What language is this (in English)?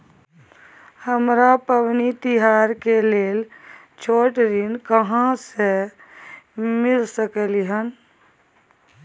Maithili